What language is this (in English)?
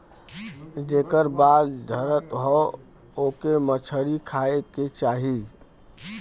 Bhojpuri